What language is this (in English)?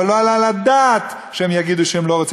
Hebrew